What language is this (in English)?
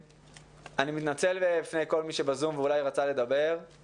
Hebrew